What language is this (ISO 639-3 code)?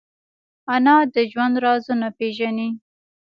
pus